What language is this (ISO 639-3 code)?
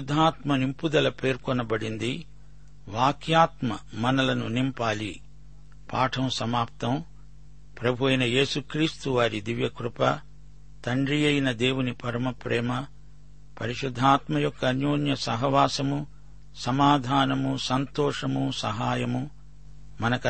tel